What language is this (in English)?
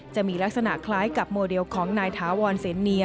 Thai